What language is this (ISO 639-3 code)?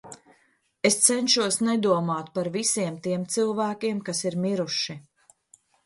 lav